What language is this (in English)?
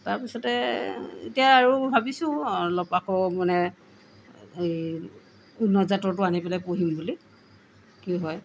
Assamese